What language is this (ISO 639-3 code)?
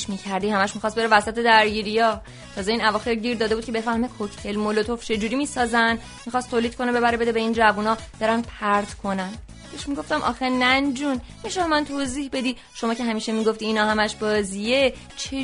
fas